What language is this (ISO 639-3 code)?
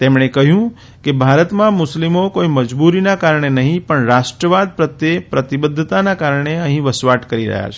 guj